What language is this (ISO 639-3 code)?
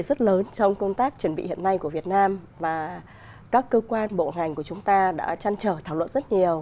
vie